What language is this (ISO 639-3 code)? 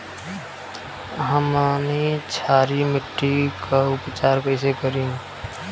bho